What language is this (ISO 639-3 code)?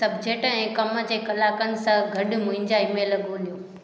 snd